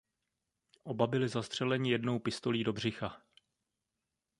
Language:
Czech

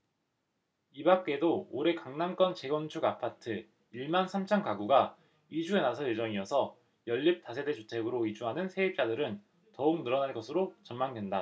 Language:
Korean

